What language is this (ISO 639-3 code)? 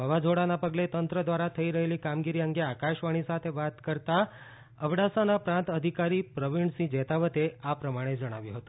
guj